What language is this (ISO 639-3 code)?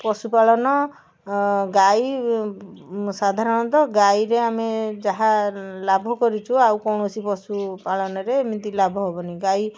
ori